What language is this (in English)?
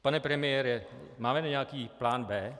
Czech